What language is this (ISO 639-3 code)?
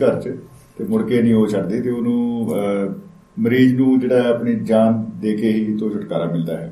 pan